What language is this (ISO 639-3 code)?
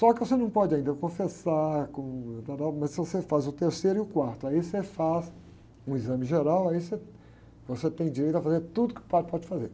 por